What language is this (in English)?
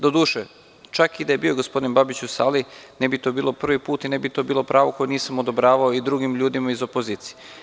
Serbian